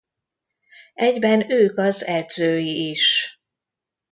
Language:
Hungarian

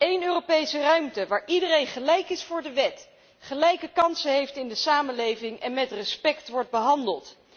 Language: Dutch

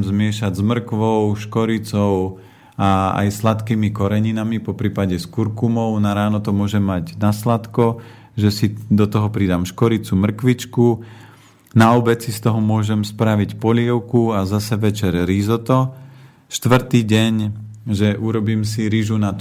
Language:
Slovak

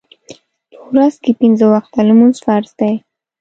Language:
Pashto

